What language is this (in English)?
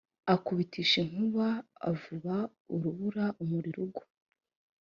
Kinyarwanda